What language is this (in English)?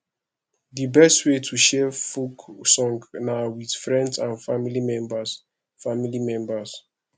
Nigerian Pidgin